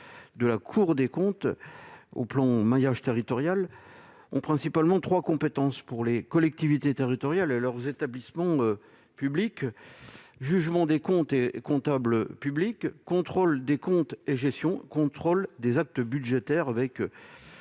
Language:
French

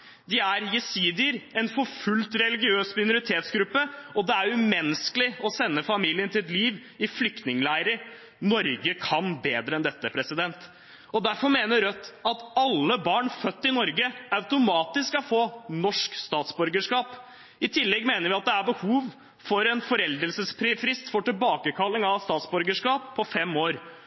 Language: Norwegian Bokmål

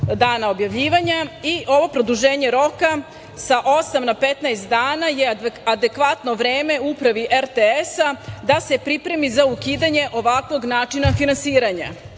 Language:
Serbian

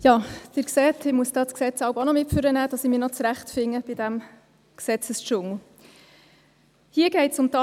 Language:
Swiss German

